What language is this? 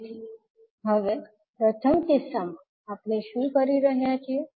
Gujarati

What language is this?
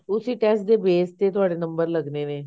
Punjabi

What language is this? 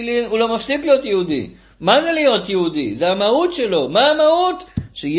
Hebrew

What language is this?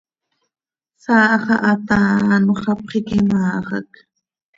Seri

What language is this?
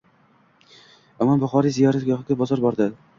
Uzbek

